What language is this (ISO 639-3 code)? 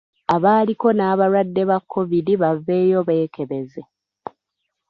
lug